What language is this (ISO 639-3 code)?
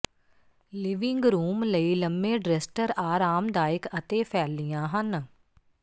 pan